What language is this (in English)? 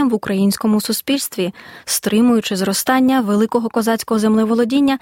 Ukrainian